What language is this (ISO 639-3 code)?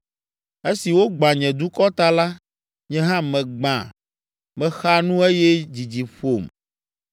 ewe